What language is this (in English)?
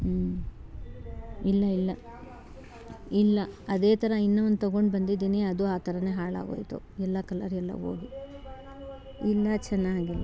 Kannada